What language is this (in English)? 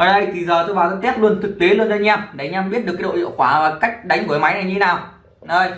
Vietnamese